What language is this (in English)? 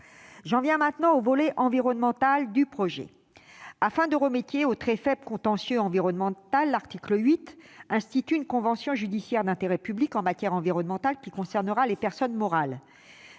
French